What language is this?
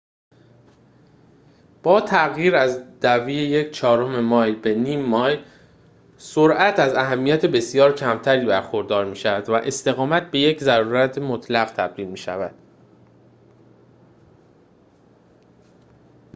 Persian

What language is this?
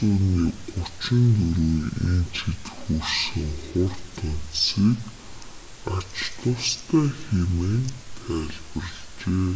Mongolian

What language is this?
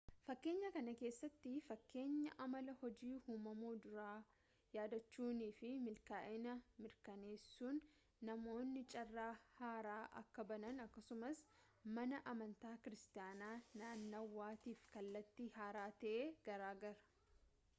Oromo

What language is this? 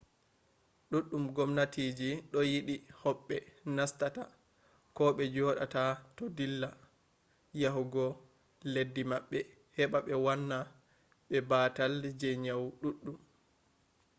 Fula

